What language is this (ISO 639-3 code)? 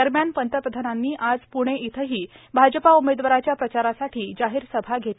mar